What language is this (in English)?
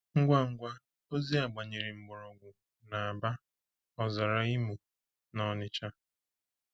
Igbo